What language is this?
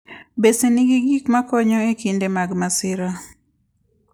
Luo (Kenya and Tanzania)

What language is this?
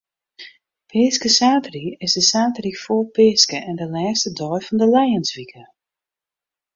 Western Frisian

